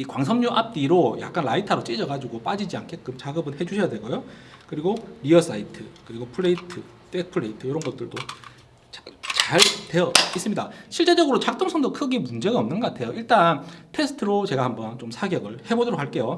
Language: Korean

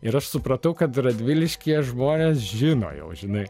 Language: Lithuanian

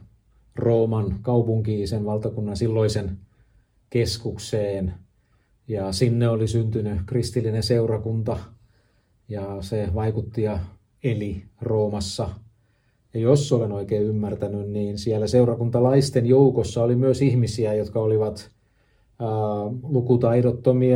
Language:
Finnish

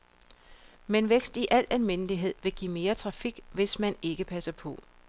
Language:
Danish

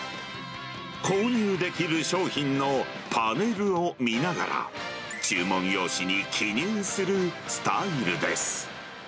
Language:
Japanese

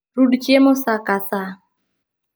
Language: Luo (Kenya and Tanzania)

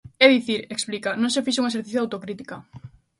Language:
Galician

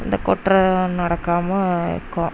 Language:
Tamil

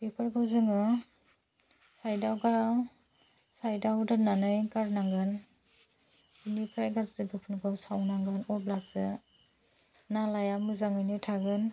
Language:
Bodo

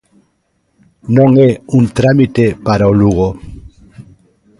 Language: Galician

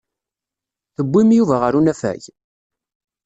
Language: Kabyle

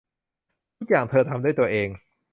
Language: Thai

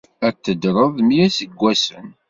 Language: Kabyle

